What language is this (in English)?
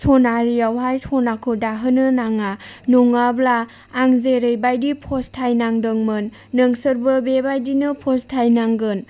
Bodo